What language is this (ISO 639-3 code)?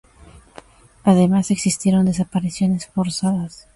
spa